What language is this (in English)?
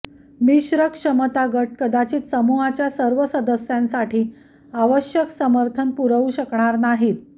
Marathi